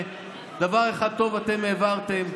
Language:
Hebrew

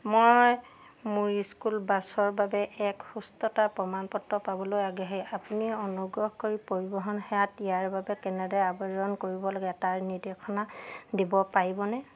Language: Assamese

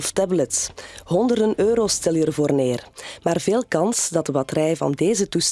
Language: Dutch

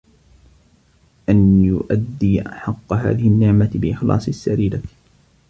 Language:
Arabic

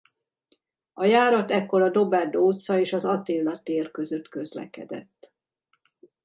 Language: Hungarian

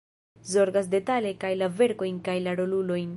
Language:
Esperanto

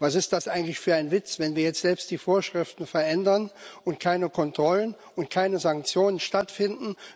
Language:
German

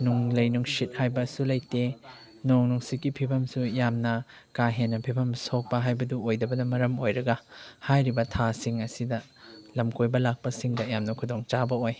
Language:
Manipuri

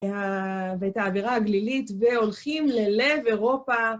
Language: Hebrew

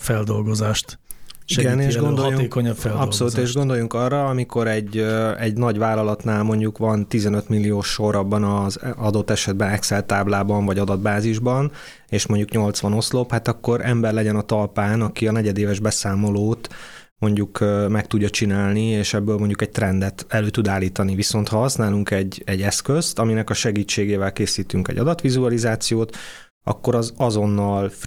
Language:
Hungarian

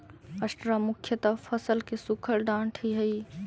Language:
Magahi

